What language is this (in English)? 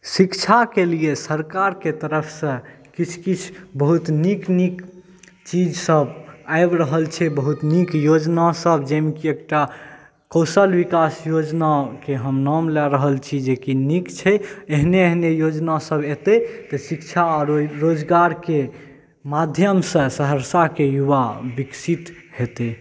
Maithili